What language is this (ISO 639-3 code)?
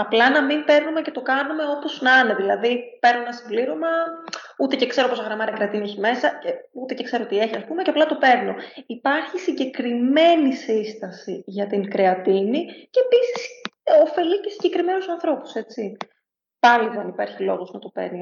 ell